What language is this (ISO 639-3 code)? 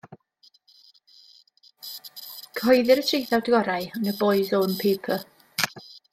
cym